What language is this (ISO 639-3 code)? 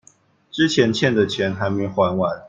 zho